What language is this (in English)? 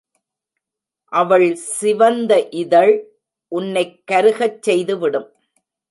Tamil